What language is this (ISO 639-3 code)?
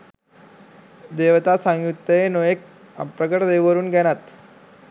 sin